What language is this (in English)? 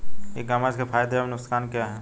Hindi